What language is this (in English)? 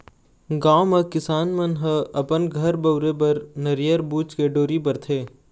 Chhattisgarhi